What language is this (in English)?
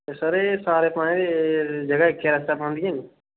Dogri